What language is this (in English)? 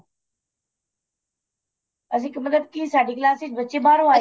Punjabi